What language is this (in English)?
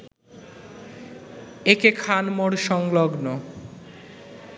Bangla